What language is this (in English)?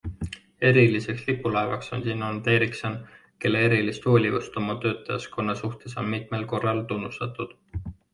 Estonian